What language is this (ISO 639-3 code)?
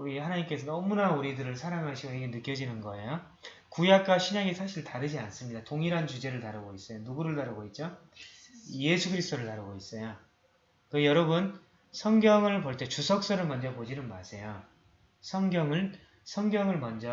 kor